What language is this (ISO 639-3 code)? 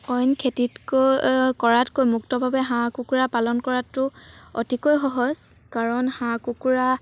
asm